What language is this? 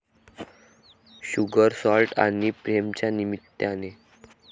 Marathi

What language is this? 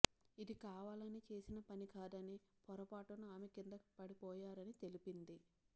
Telugu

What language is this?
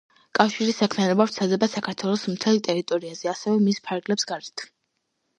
Georgian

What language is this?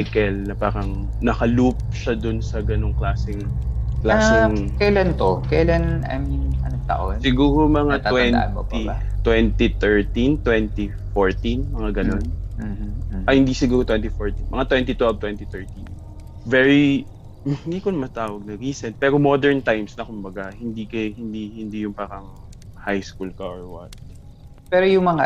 Filipino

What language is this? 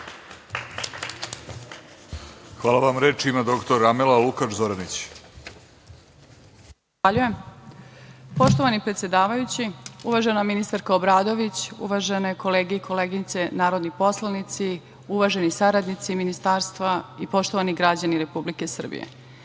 Serbian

